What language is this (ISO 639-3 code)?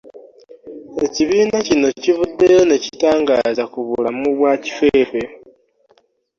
lug